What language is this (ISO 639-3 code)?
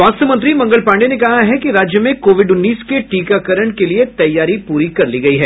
hin